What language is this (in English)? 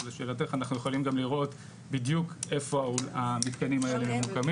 Hebrew